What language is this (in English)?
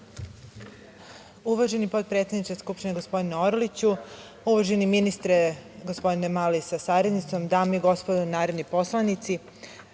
Serbian